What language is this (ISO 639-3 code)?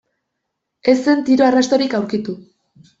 eus